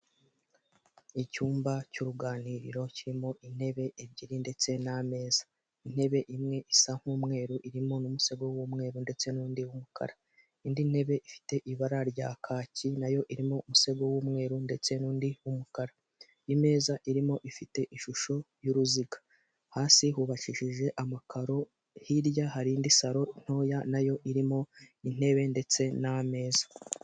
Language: Kinyarwanda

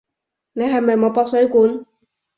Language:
Cantonese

